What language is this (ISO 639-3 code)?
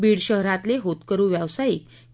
mar